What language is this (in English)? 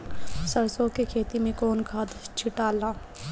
Bhojpuri